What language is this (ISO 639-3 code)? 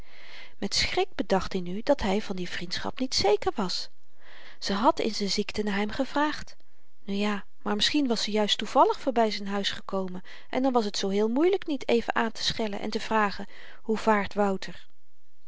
nld